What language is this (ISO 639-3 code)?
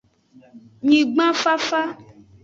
ajg